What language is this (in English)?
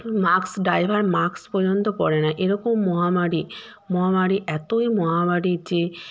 Bangla